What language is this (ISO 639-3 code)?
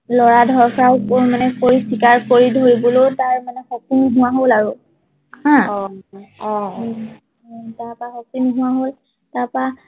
asm